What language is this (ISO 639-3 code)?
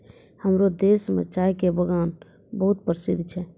mai